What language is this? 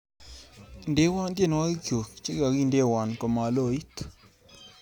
Kalenjin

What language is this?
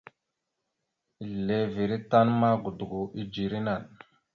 Mada (Cameroon)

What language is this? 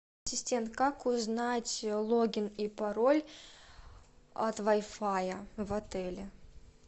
Russian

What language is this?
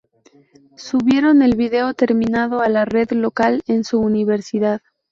Spanish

